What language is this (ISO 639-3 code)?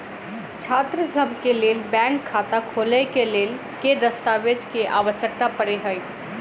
mai